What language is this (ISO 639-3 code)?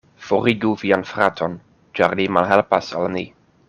epo